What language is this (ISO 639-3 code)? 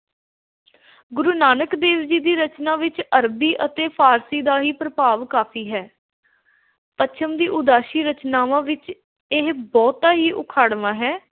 pan